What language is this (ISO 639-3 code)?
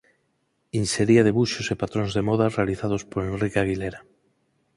glg